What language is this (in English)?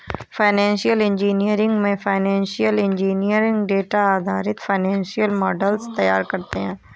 Hindi